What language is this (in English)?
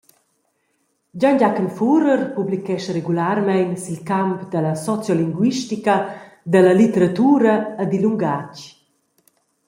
Romansh